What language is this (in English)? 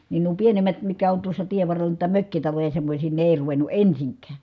Finnish